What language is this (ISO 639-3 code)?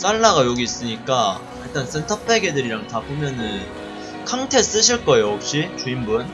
kor